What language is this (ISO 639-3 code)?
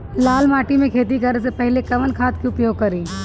bho